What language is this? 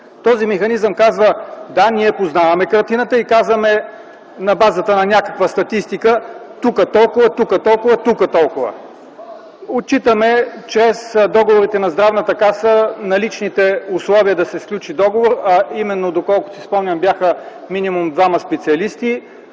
Bulgarian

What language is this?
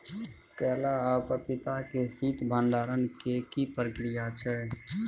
Maithili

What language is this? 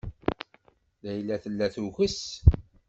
Kabyle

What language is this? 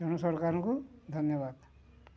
Odia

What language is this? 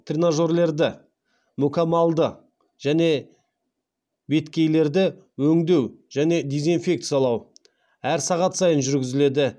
Kazakh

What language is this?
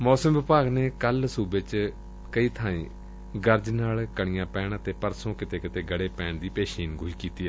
Punjabi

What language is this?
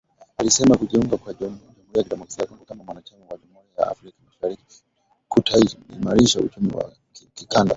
Swahili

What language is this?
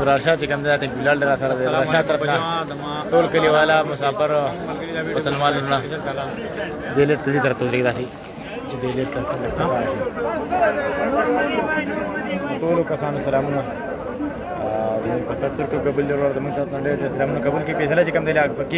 Arabic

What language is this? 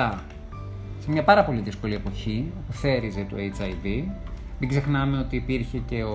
Greek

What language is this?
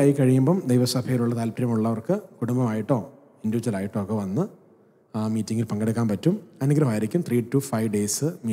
Hindi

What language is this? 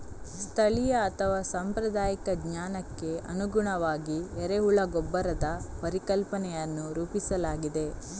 Kannada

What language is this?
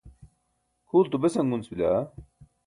Burushaski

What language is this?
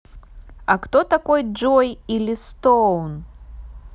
Russian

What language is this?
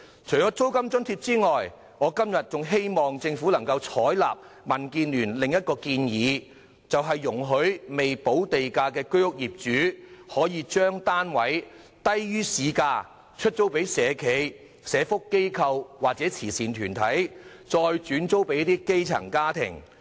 Cantonese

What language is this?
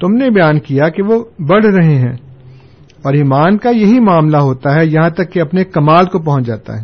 Urdu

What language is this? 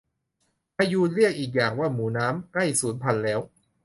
Thai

